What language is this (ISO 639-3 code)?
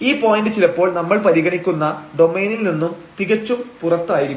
mal